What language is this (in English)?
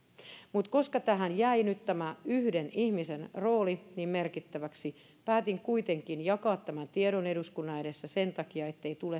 Finnish